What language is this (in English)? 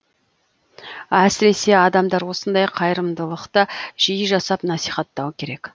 Kazakh